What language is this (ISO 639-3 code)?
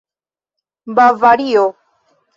epo